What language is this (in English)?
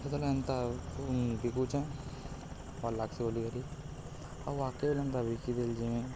Odia